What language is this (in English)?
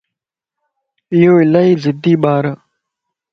Lasi